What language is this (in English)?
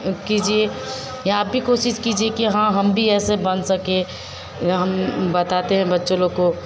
Hindi